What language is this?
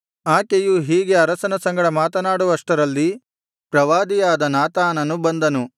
Kannada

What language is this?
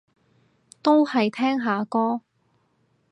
Cantonese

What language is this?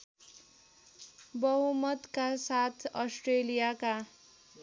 Nepali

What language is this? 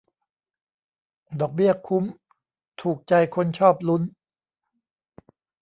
Thai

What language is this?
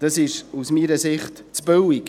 Swiss German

